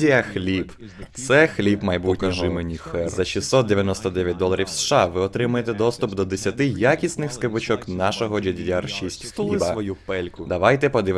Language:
Ukrainian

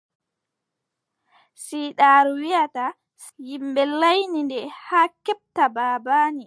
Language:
Adamawa Fulfulde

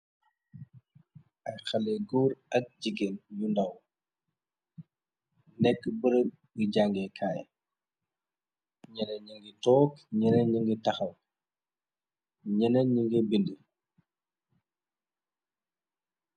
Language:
Wolof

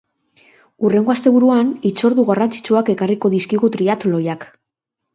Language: Basque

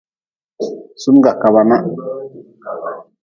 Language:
Nawdm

